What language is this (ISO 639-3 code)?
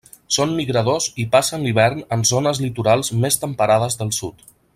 cat